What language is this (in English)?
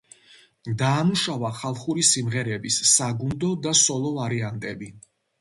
Georgian